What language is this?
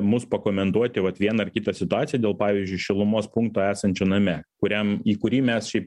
Lithuanian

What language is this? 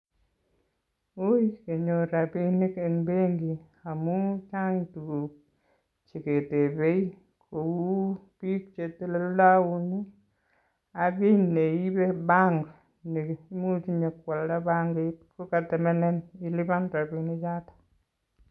Kalenjin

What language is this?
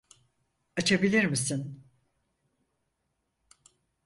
Turkish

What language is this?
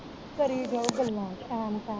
Punjabi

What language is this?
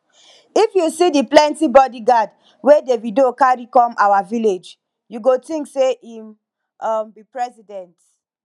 Nigerian Pidgin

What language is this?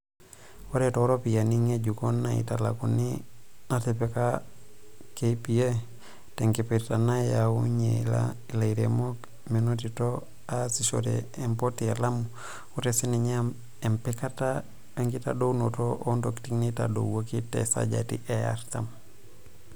Masai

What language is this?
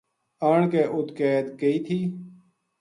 Gujari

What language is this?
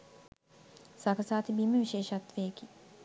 Sinhala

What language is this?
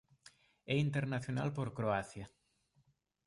Galician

